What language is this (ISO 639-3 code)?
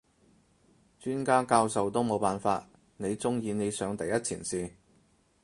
yue